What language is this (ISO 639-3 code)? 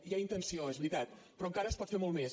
cat